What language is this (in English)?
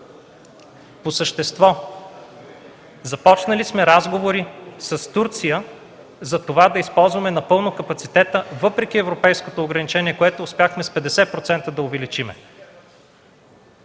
Bulgarian